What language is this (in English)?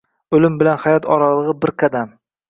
Uzbek